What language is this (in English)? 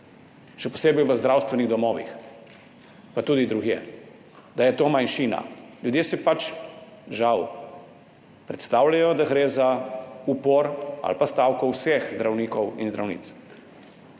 Slovenian